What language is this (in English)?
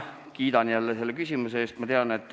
Estonian